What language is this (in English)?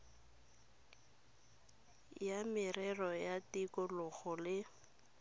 Tswana